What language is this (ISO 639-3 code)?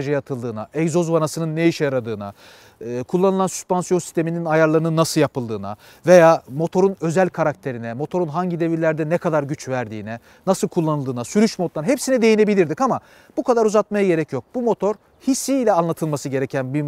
tur